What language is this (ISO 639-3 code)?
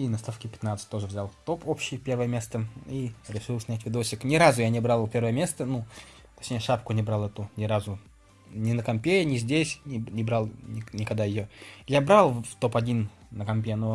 rus